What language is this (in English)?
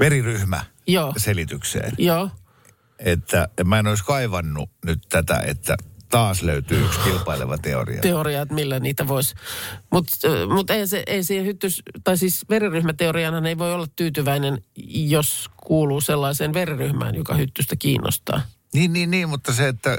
Finnish